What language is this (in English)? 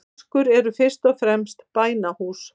Icelandic